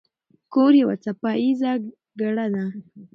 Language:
Pashto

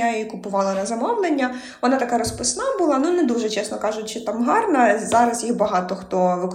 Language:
Ukrainian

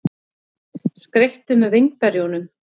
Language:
Icelandic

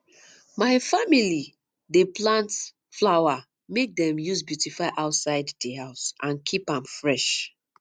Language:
Nigerian Pidgin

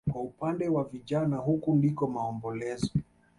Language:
Swahili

